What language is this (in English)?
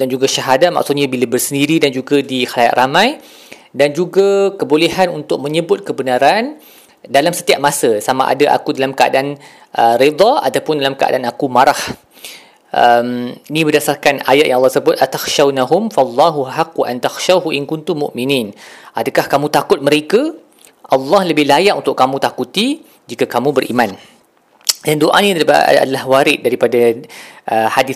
Malay